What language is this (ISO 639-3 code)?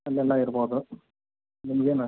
kan